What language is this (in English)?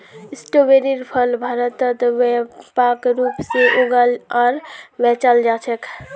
Magahi